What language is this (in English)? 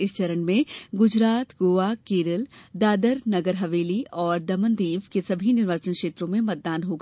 Hindi